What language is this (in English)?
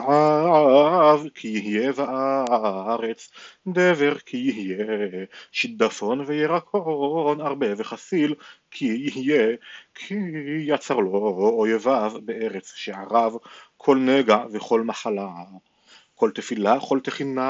Hebrew